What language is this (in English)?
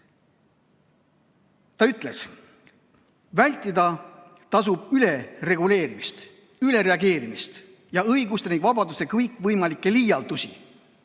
Estonian